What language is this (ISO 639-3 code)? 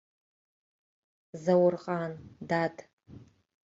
abk